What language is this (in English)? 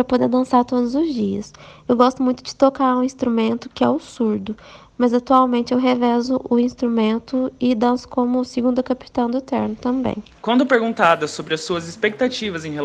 Portuguese